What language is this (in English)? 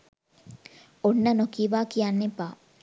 Sinhala